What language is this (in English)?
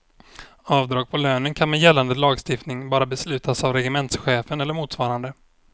Swedish